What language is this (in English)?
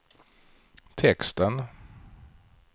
Swedish